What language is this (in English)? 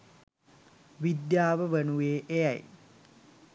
Sinhala